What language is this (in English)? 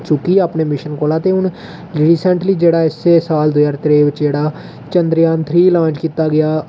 Dogri